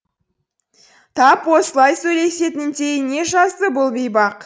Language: Kazakh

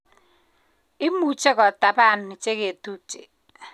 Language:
Kalenjin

